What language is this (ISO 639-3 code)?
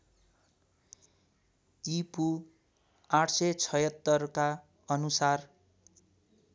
nep